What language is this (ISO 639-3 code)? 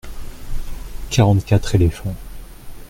fra